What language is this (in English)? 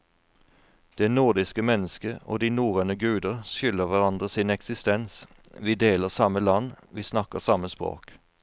Norwegian